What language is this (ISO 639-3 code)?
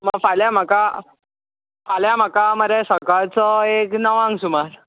kok